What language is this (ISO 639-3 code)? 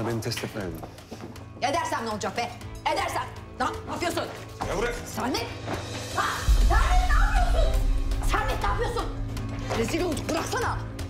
tur